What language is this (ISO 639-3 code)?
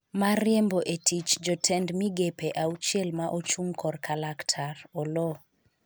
luo